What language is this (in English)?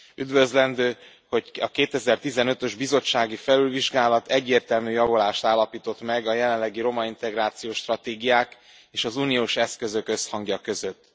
Hungarian